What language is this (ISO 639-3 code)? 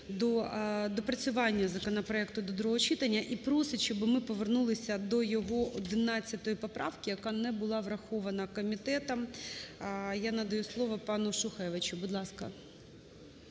ukr